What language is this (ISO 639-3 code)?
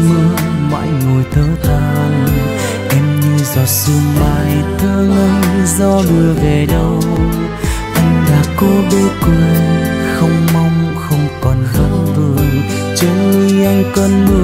vie